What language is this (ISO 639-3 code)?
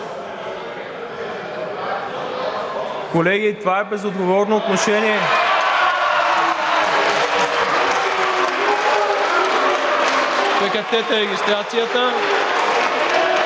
bul